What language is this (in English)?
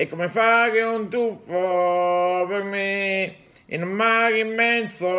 Italian